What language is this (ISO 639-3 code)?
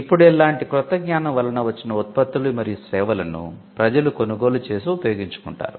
tel